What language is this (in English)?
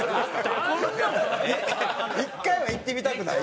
Japanese